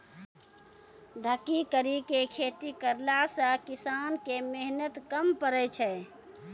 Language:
Maithili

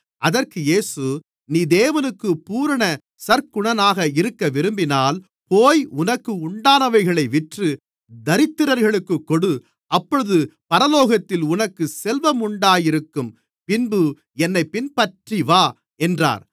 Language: Tamil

